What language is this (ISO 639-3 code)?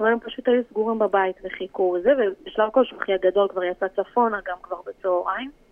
heb